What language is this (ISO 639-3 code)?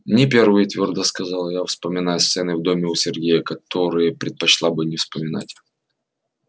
rus